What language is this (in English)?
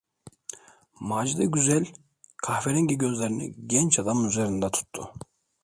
Turkish